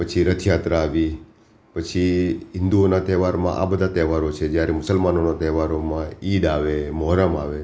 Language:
Gujarati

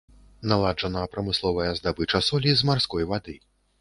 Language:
Belarusian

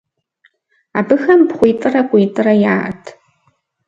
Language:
Kabardian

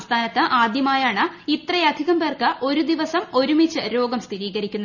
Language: Malayalam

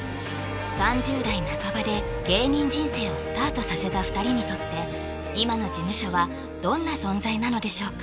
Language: Japanese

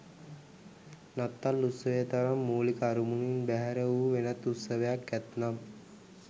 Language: Sinhala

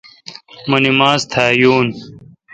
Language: Kalkoti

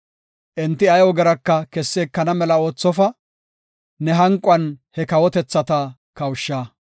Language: Gofa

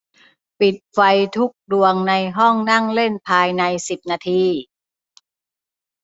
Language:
Thai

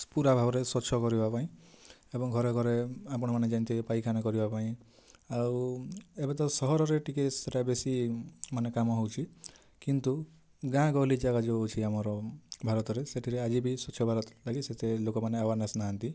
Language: Odia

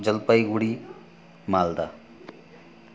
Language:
Nepali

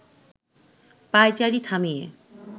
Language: Bangla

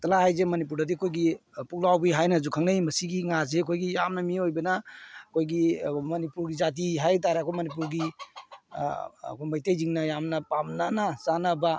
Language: Manipuri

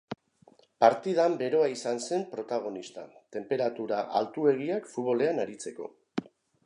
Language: Basque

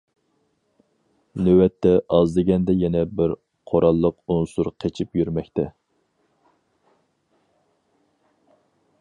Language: Uyghur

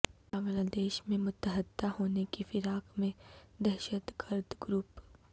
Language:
Urdu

